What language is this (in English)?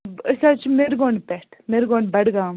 Kashmiri